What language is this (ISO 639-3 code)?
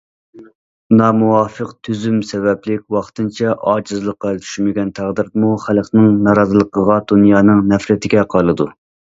uig